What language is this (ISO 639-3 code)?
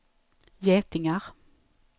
swe